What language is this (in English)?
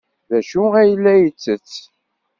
Kabyle